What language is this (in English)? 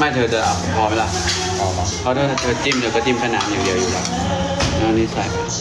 Thai